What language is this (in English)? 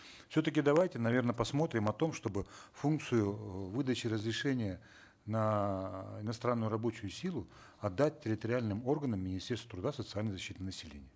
Kazakh